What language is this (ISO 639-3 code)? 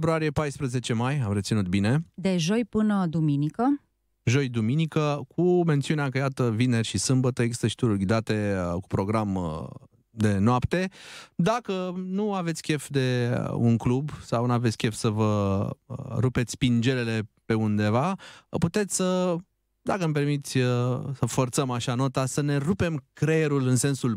ron